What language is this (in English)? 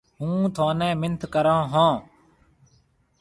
Marwari (Pakistan)